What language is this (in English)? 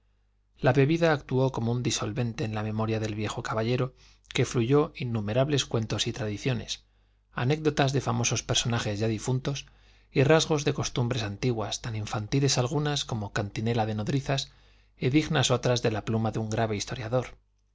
Spanish